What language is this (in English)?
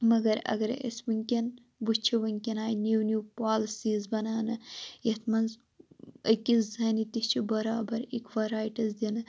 Kashmiri